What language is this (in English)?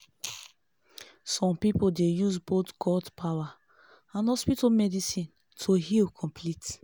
Nigerian Pidgin